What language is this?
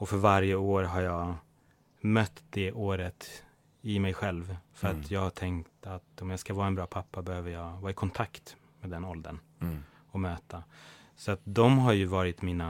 Swedish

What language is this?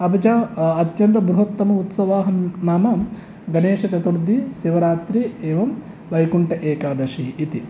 Sanskrit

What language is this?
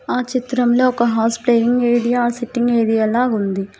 Telugu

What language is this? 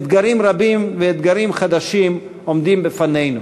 Hebrew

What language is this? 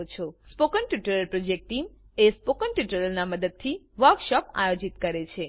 Gujarati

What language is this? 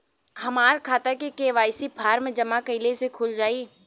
Bhojpuri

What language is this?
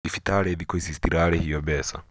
Kikuyu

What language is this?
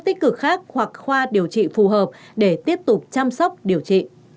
Vietnamese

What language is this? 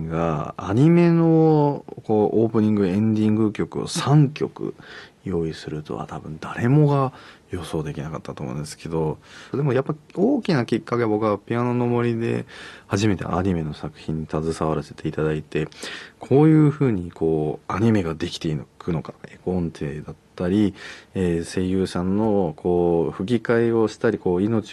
Japanese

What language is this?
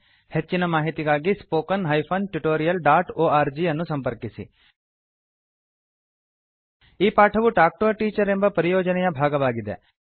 Kannada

